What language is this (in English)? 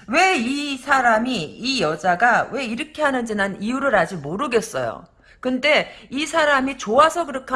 Korean